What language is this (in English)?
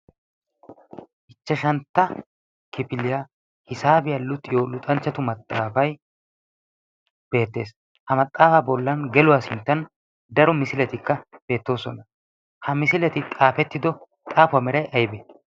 Wolaytta